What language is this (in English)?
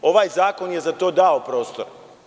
Serbian